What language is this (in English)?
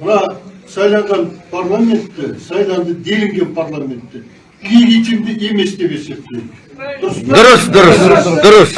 Turkish